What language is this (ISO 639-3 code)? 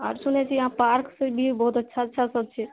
mai